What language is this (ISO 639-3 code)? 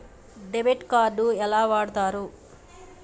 tel